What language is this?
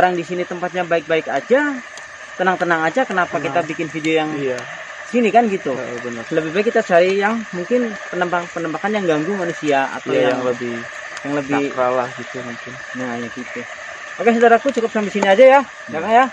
Indonesian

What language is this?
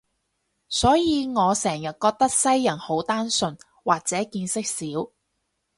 Cantonese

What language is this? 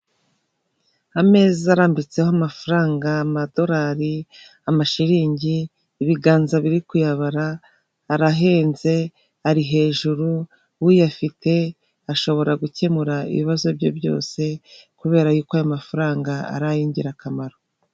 Kinyarwanda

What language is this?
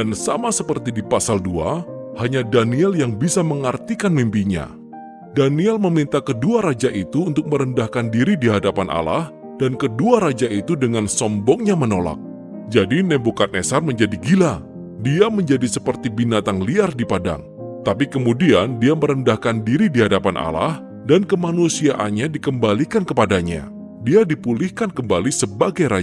Indonesian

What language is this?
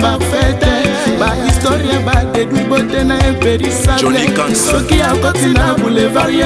French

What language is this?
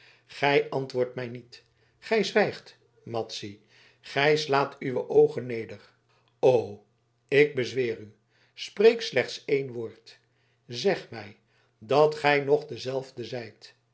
Dutch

